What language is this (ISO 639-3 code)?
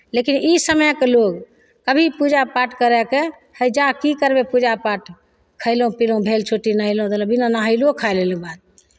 mai